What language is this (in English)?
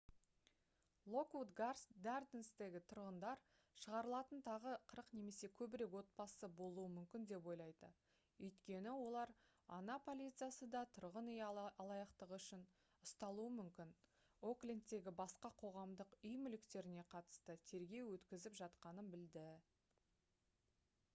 Kazakh